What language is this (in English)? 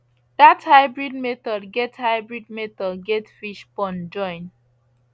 Nigerian Pidgin